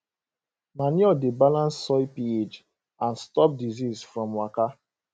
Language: Nigerian Pidgin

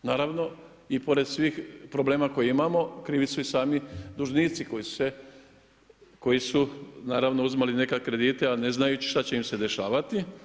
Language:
Croatian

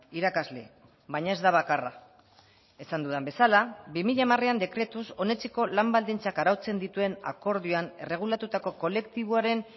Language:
Basque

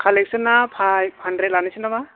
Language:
Bodo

